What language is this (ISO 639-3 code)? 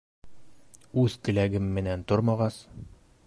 bak